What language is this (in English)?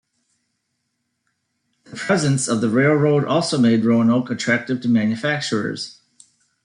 English